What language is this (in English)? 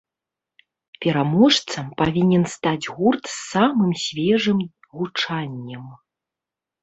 Belarusian